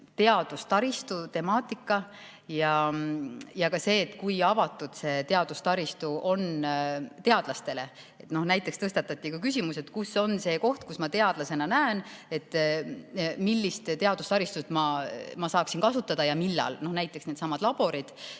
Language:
Estonian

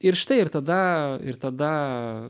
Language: Lithuanian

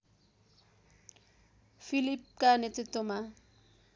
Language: Nepali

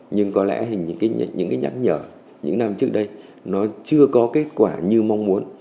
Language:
Vietnamese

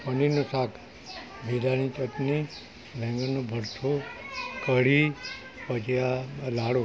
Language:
Gujarati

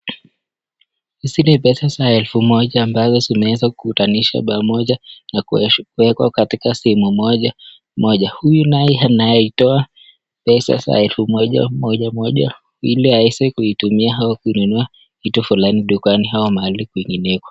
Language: Swahili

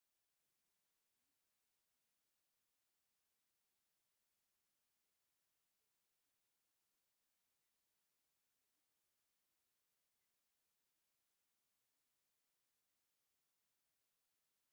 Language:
Tigrinya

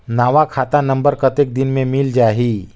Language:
Chhattisgarhi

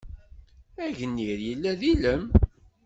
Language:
Kabyle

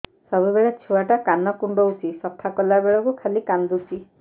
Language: Odia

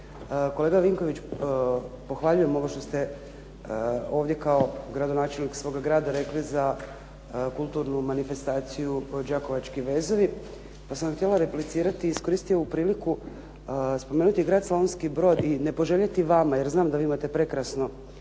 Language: Croatian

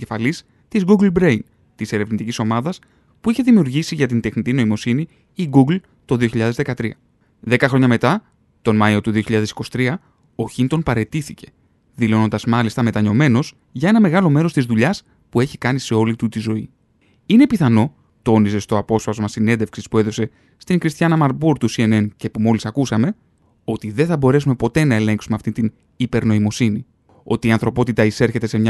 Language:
Greek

